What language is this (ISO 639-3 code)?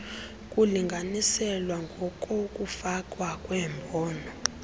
xho